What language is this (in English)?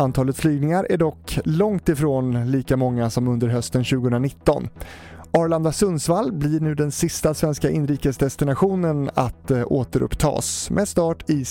Swedish